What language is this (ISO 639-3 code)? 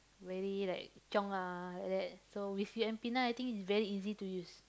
eng